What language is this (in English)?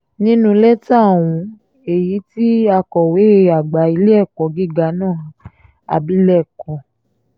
Yoruba